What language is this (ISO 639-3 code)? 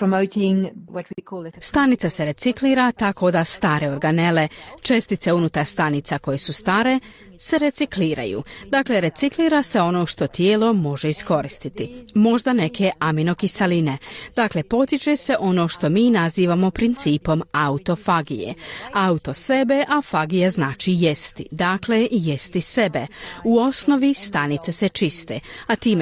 hrv